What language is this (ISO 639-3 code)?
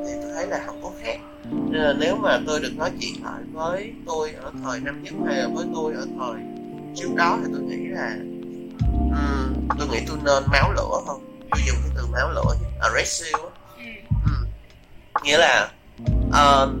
vie